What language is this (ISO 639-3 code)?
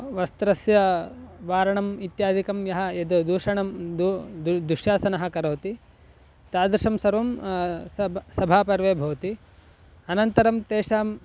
san